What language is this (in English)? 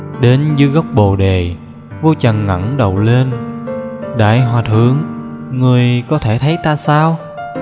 Vietnamese